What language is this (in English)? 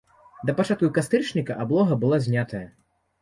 Belarusian